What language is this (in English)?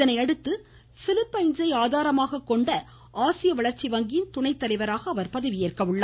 Tamil